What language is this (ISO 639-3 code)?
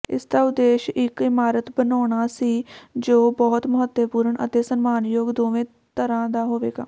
pan